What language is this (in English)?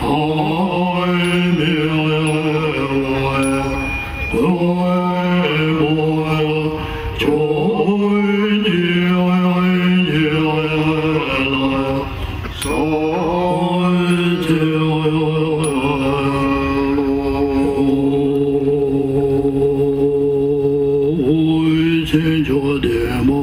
Ukrainian